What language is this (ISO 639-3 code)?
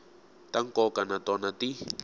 tso